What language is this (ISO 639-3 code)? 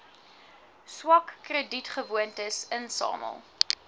afr